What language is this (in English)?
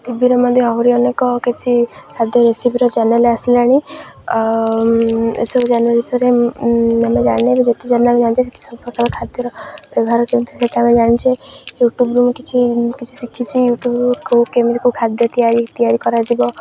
Odia